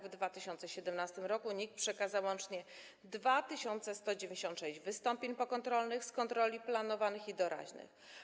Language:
Polish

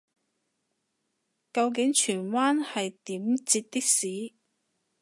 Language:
Cantonese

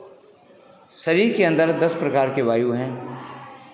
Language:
Hindi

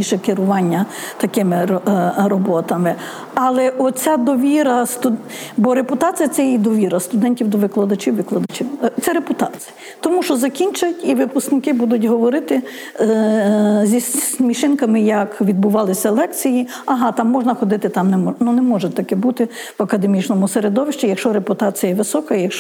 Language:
Ukrainian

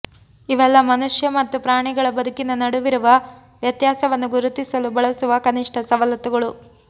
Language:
Kannada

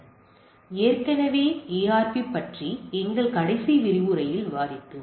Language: Tamil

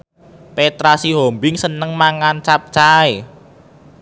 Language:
Javanese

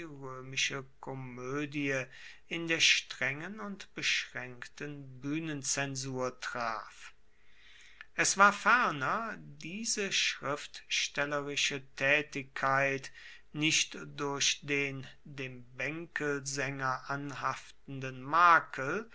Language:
German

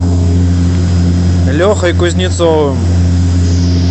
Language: Russian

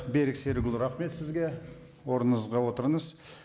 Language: Kazakh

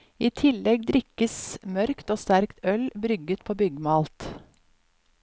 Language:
Norwegian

